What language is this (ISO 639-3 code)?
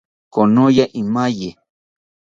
cpy